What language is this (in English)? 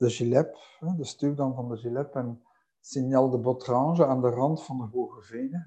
Dutch